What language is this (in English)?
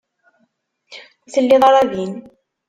Kabyle